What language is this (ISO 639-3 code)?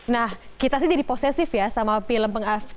ind